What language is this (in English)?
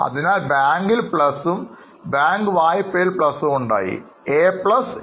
Malayalam